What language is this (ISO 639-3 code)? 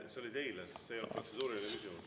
est